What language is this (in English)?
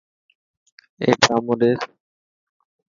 Dhatki